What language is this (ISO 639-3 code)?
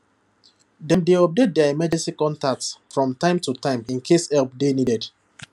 pcm